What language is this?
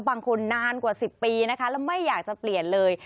Thai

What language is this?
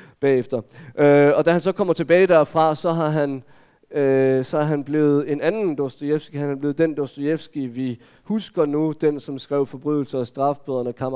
Danish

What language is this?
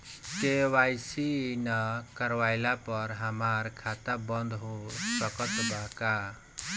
Bhojpuri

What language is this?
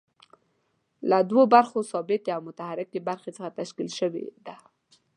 Pashto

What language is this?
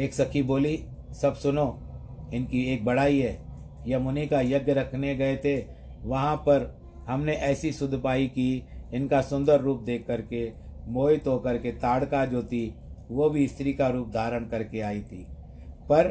Hindi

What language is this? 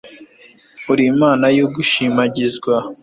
Kinyarwanda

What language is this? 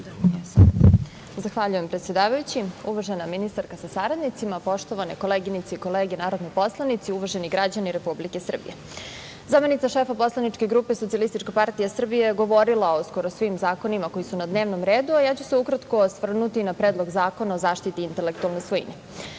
Serbian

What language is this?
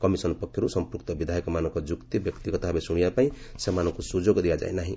Odia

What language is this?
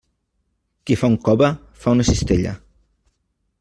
Catalan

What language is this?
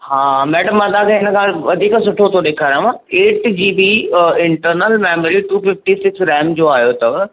Sindhi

